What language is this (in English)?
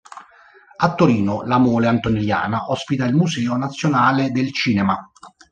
Italian